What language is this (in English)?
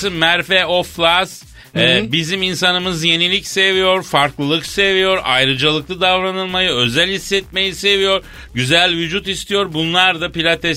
Turkish